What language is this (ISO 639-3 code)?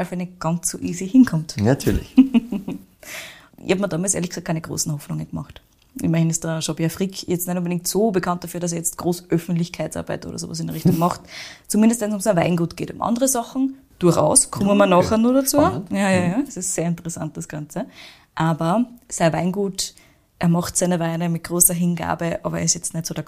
deu